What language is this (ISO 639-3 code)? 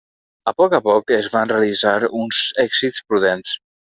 cat